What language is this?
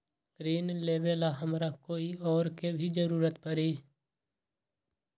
Magahi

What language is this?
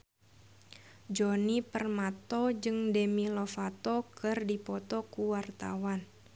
Sundanese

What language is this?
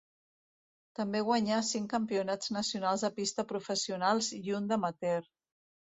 Catalan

